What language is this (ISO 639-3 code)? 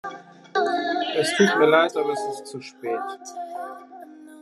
deu